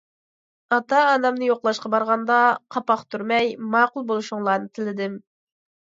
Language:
Uyghur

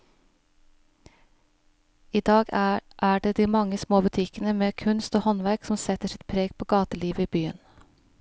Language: Norwegian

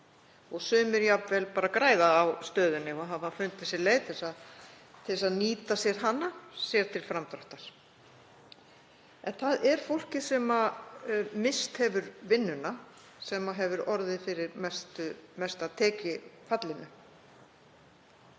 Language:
Icelandic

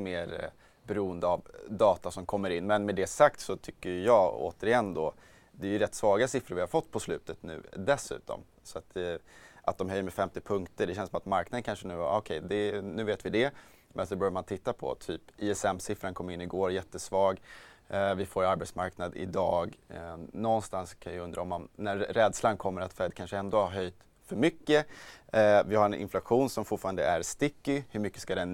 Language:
Swedish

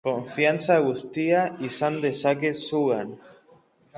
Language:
Basque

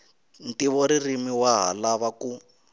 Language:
Tsonga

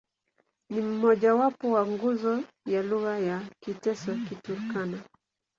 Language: Swahili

